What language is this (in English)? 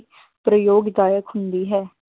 Punjabi